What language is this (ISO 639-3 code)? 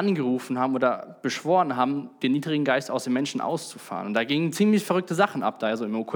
deu